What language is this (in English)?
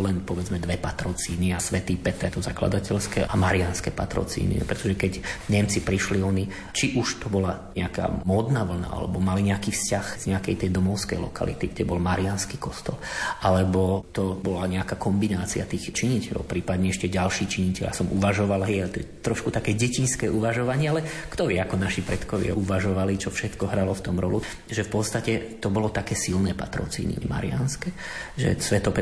Slovak